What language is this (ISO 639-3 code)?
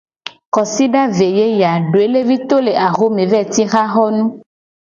gej